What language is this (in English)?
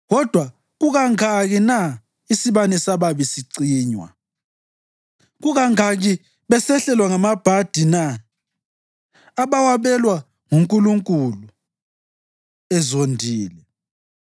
North Ndebele